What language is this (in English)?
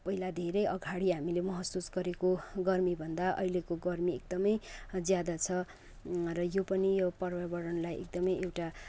Nepali